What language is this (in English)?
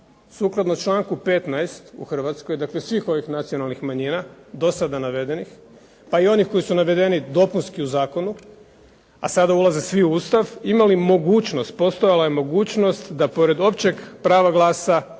Croatian